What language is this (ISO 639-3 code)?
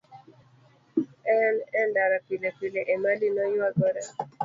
luo